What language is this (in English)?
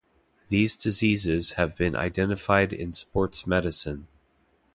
English